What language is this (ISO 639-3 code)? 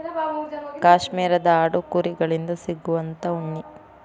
kan